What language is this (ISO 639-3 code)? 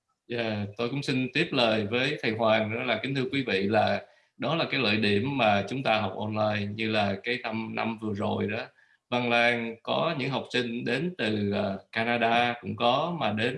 vie